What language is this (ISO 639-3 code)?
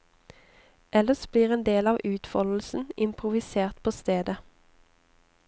nor